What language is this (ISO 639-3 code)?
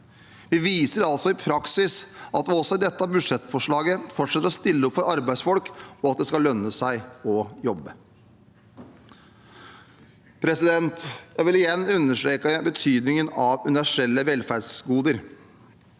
nor